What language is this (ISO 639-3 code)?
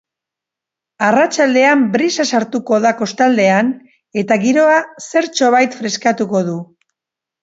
eus